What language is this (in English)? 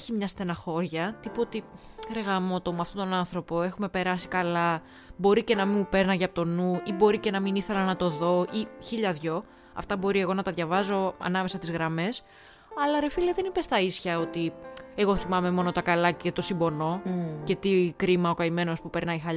Greek